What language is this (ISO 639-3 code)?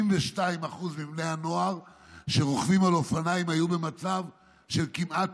heb